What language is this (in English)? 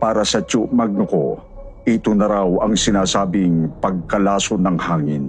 Filipino